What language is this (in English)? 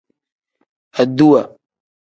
Tem